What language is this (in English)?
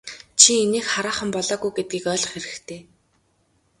Mongolian